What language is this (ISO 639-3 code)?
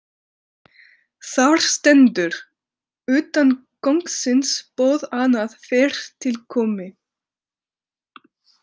isl